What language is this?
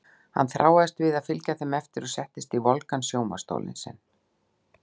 Icelandic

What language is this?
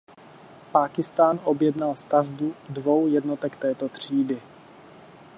Czech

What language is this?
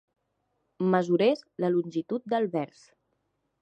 Catalan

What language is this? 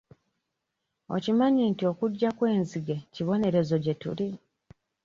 Ganda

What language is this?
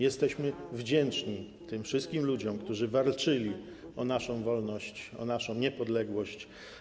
Polish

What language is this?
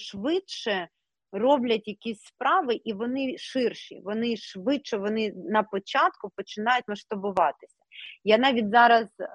Ukrainian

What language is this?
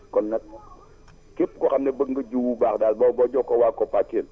Wolof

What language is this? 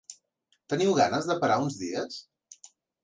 Catalan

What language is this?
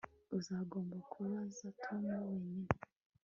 Kinyarwanda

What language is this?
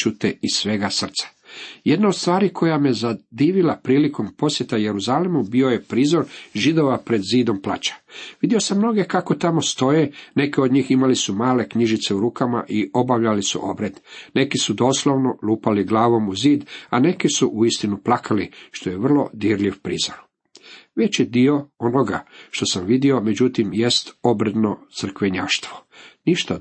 Croatian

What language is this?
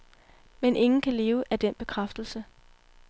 Danish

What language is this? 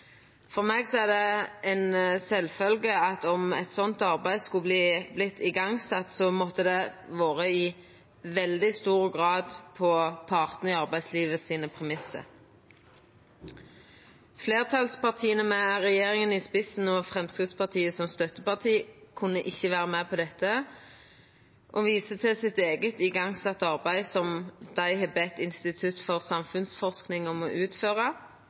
Norwegian Nynorsk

